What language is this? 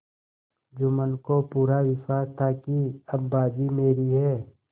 Hindi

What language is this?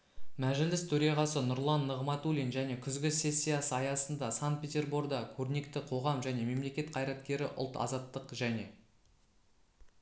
Kazakh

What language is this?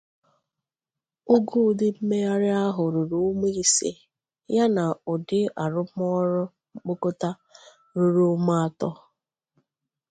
Igbo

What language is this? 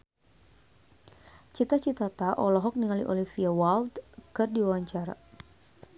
Sundanese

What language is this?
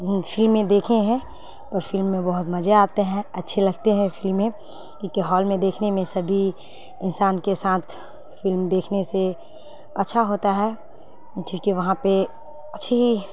Urdu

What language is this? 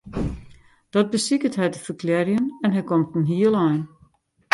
Western Frisian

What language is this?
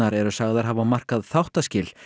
Icelandic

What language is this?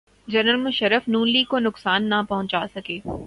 Urdu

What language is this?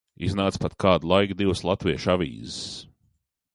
Latvian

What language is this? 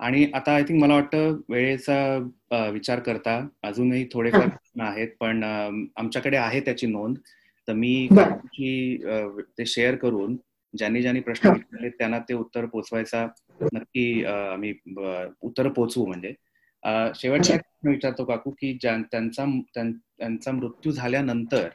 Marathi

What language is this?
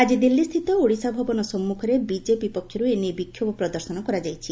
Odia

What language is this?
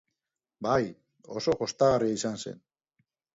Basque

